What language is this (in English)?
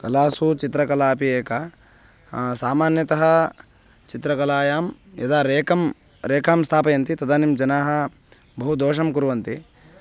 Sanskrit